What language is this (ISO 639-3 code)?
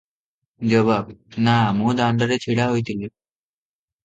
ori